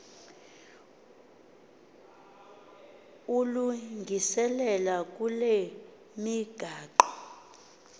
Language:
Xhosa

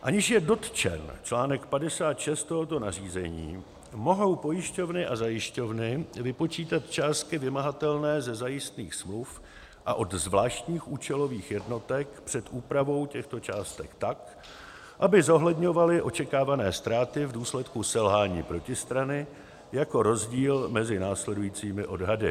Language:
Czech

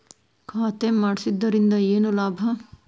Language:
Kannada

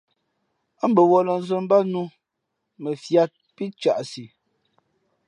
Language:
Fe'fe'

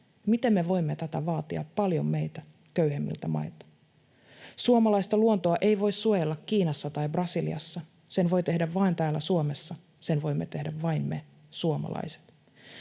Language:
Finnish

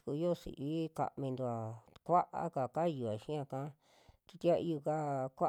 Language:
Western Juxtlahuaca Mixtec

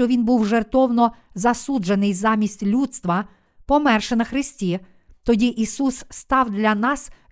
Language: Ukrainian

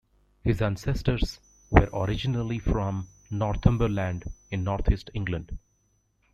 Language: English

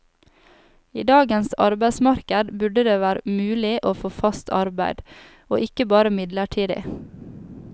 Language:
Norwegian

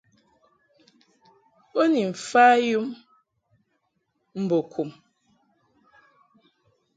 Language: Mungaka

